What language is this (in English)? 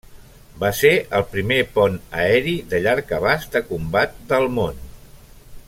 Catalan